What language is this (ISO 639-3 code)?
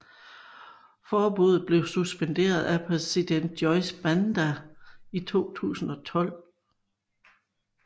dan